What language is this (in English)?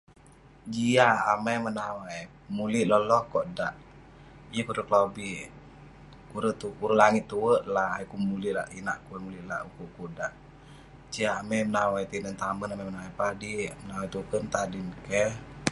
Western Penan